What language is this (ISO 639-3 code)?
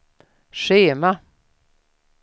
swe